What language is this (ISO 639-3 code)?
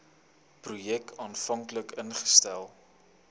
afr